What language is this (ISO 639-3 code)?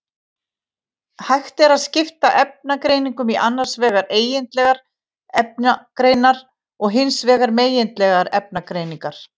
isl